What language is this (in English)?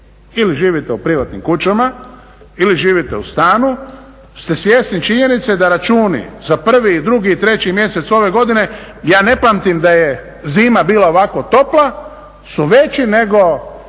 Croatian